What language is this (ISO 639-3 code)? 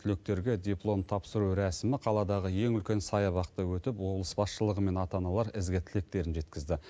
kaz